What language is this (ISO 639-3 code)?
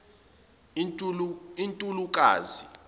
zul